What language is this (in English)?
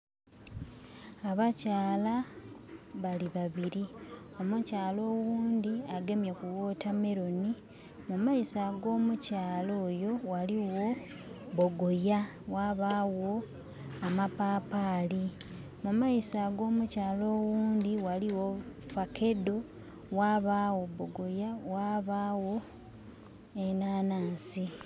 Soga